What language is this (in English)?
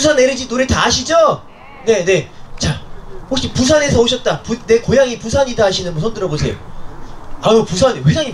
Korean